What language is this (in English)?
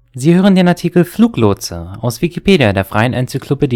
German